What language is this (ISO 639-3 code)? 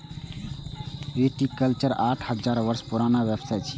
mai